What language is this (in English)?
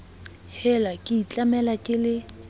Southern Sotho